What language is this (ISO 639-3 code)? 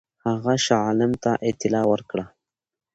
pus